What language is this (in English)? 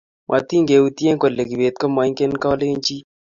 Kalenjin